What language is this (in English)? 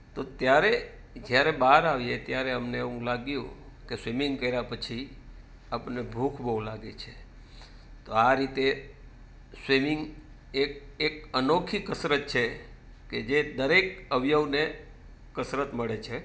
Gujarati